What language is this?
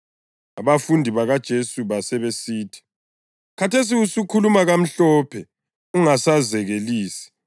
North Ndebele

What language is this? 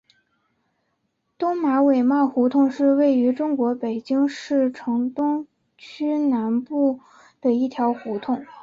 Chinese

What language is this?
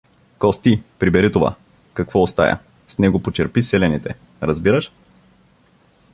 Bulgarian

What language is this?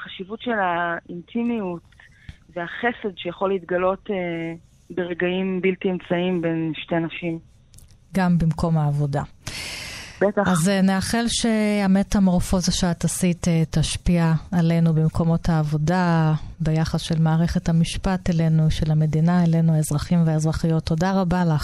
Hebrew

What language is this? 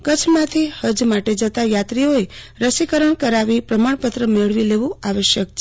Gujarati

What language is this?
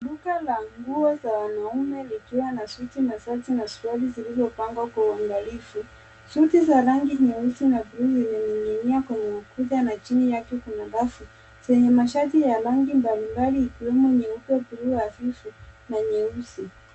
Swahili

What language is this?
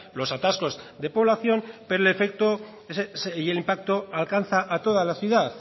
Spanish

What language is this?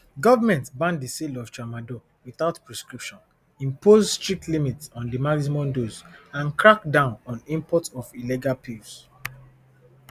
Nigerian Pidgin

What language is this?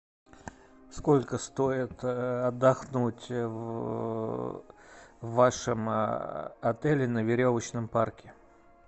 Russian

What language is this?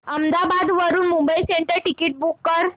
Marathi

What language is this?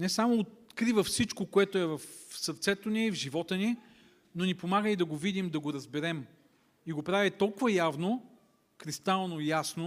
Bulgarian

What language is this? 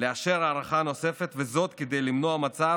Hebrew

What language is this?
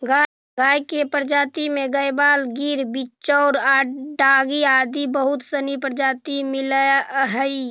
Magahi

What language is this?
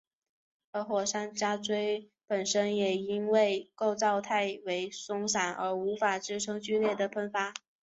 Chinese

